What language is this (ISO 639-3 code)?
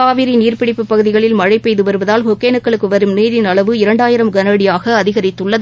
tam